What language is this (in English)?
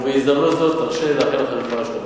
Hebrew